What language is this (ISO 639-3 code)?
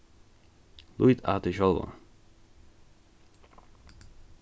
fao